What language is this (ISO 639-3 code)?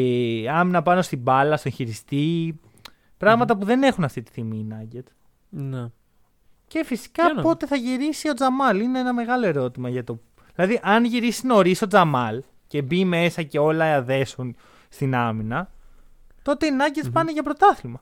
ell